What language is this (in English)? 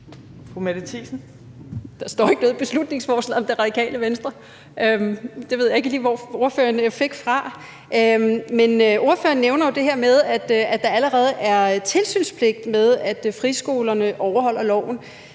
Danish